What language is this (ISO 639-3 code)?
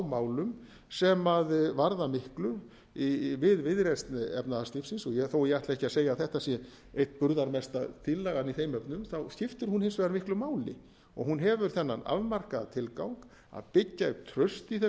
isl